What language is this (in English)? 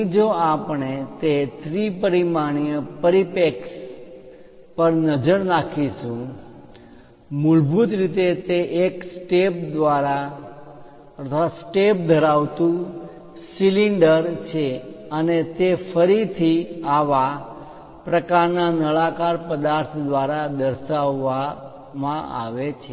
Gujarati